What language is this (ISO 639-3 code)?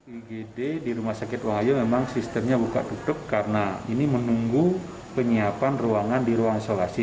ind